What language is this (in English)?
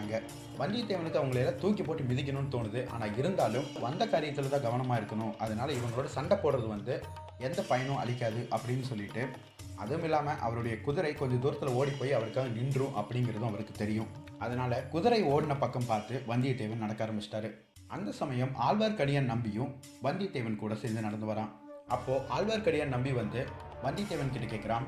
Tamil